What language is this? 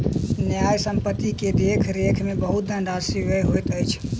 Maithili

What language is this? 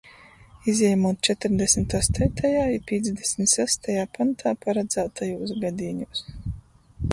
Latgalian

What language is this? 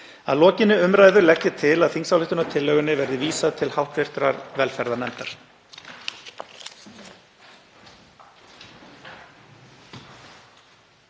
Icelandic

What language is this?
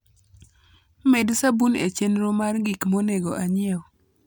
Luo (Kenya and Tanzania)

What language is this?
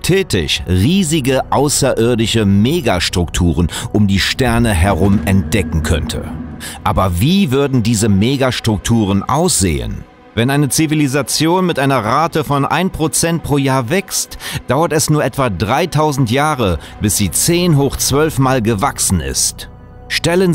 German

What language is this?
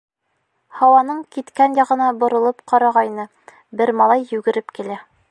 Bashkir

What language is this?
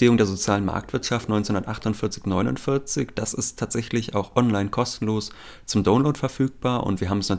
German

